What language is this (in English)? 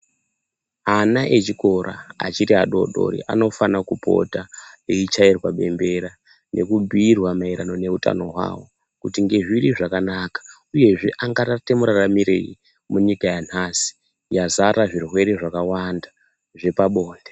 Ndau